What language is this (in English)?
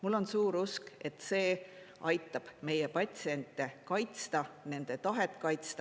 Estonian